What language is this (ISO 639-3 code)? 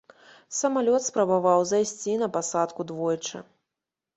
bel